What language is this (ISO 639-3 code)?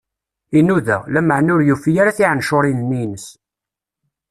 kab